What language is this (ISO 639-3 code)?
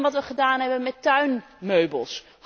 nld